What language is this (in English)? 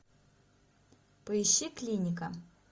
Russian